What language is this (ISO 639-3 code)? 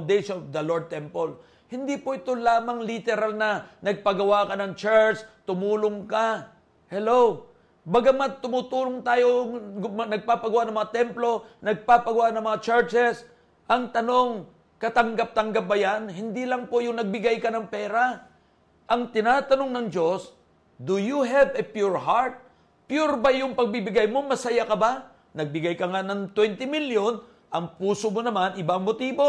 fil